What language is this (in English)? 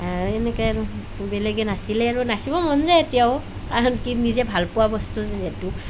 Assamese